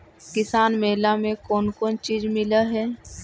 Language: Magahi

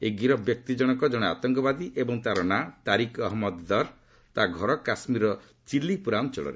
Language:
Odia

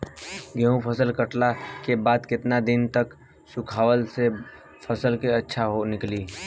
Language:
Bhojpuri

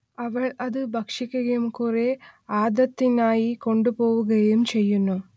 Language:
Malayalam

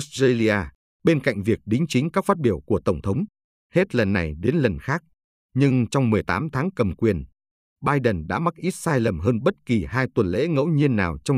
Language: Vietnamese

